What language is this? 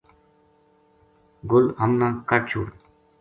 Gujari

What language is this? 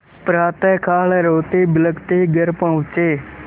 Hindi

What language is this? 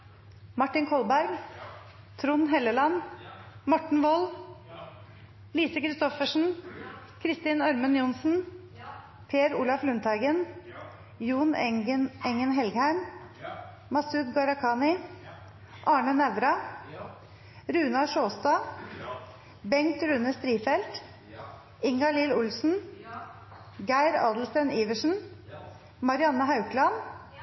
Norwegian Nynorsk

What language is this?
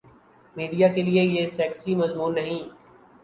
Urdu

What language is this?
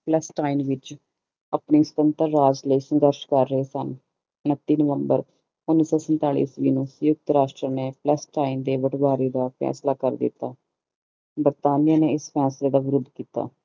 Punjabi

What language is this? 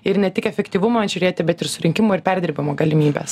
Lithuanian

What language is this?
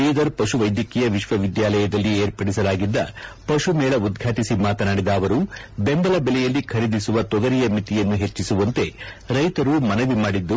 Kannada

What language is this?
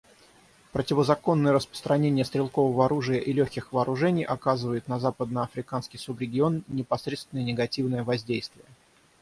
Russian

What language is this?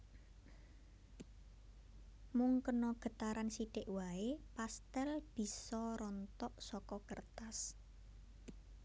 Javanese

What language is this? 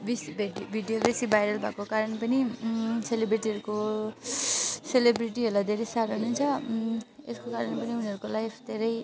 Nepali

